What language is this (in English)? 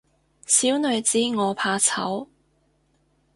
Cantonese